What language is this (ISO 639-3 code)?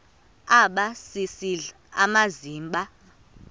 xho